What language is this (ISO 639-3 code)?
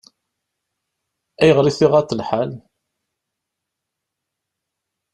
kab